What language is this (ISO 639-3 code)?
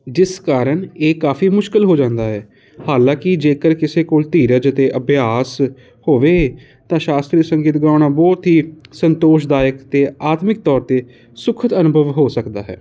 pan